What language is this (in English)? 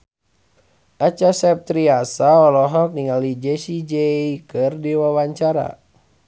Sundanese